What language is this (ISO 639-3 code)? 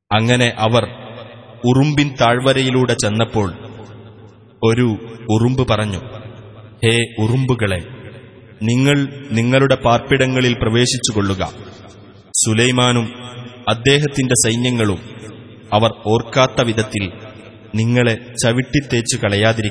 ara